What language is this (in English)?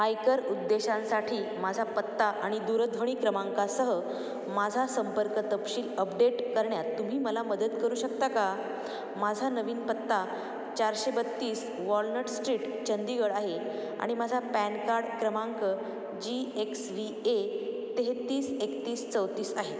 Marathi